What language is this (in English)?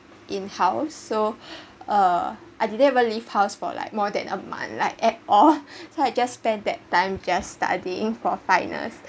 English